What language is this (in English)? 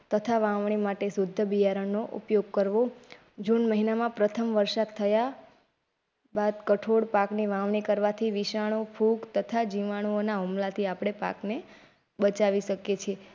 Gujarati